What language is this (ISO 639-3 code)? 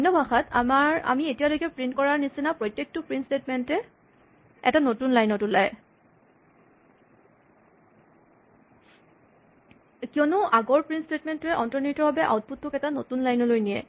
asm